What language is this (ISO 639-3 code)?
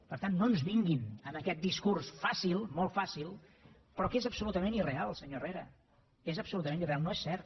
cat